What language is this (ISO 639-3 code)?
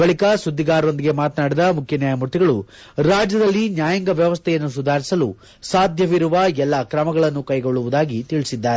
kan